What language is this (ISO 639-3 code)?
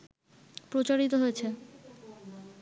ben